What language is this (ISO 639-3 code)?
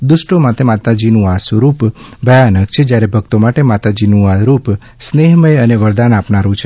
guj